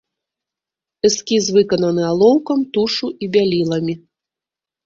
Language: Belarusian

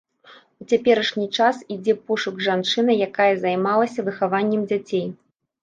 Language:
Belarusian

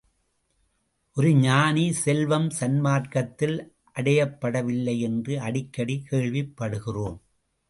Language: Tamil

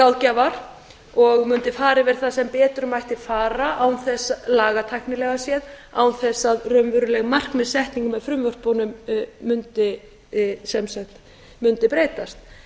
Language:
Icelandic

